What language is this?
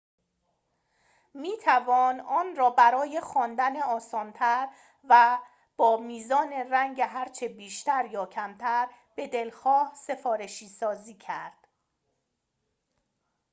Persian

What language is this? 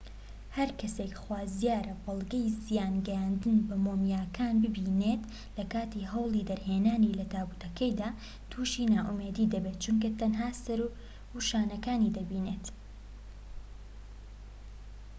Central Kurdish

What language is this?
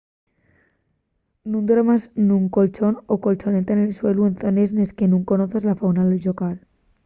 Asturian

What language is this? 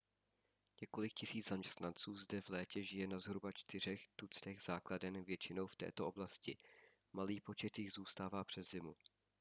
Czech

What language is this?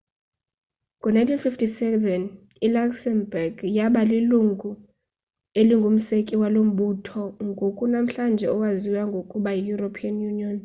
Xhosa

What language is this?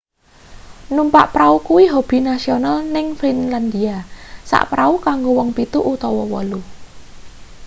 Javanese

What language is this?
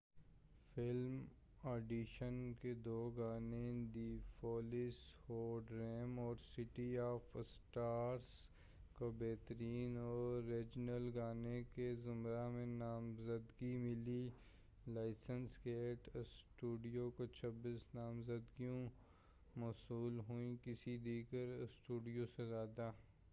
Urdu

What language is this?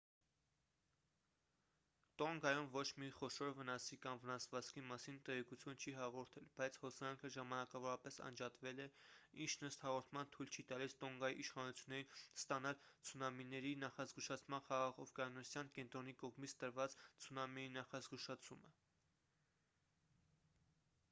Armenian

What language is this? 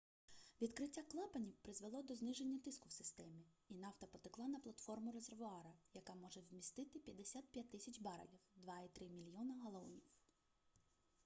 Ukrainian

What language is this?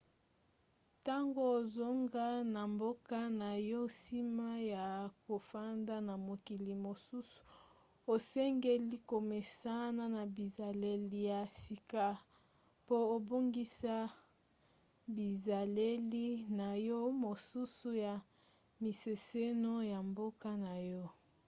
Lingala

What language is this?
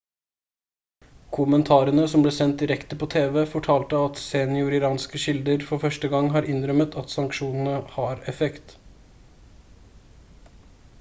Norwegian Bokmål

